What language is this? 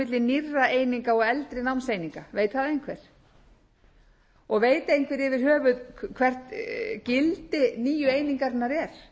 Icelandic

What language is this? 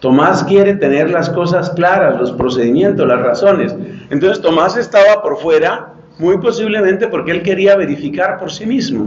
Spanish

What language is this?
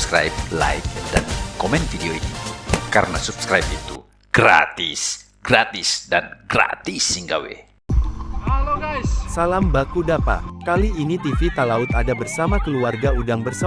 Indonesian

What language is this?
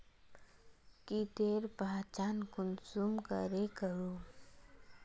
Magahi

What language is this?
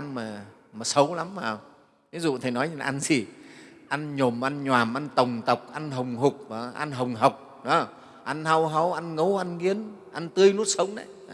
Vietnamese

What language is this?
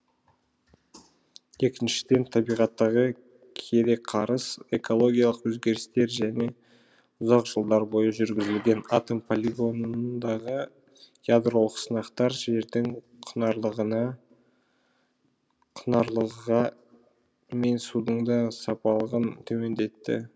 Kazakh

